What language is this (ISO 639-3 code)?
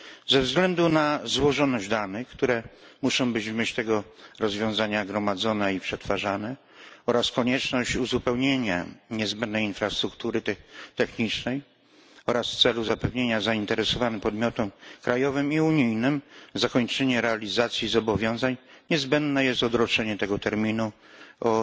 pol